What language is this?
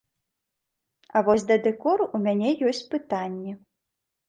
Belarusian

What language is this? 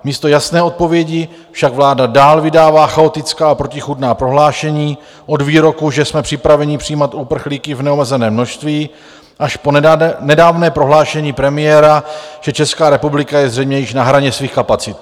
Czech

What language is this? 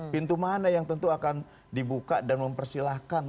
Indonesian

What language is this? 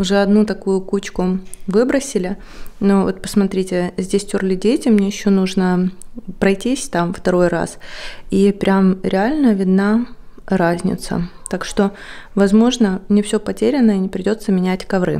Russian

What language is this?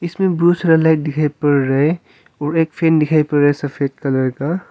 Hindi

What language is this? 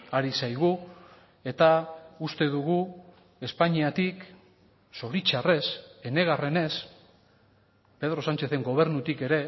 Basque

